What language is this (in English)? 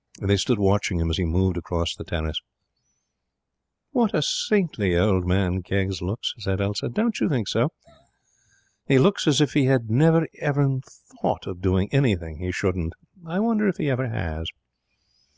English